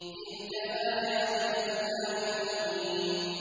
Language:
Arabic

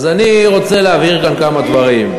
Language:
Hebrew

